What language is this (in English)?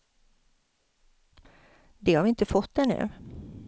Swedish